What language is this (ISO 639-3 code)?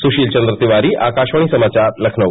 hin